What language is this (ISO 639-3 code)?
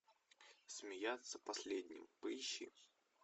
rus